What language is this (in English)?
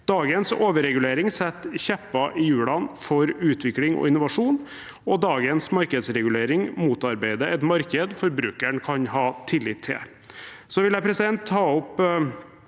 Norwegian